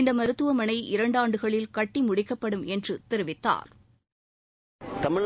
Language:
Tamil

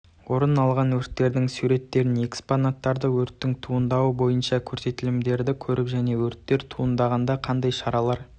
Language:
Kazakh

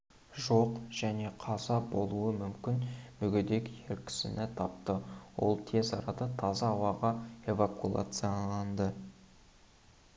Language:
Kazakh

